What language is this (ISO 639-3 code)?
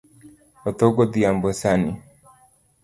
luo